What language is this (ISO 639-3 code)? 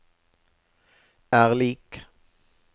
nor